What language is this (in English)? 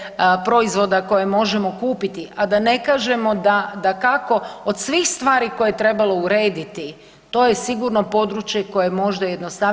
Croatian